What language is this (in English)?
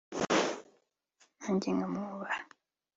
Kinyarwanda